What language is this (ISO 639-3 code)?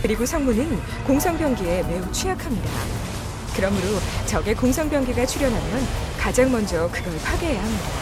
kor